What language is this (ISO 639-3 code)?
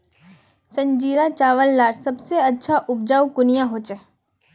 mag